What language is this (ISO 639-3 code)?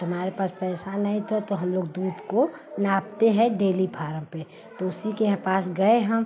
hin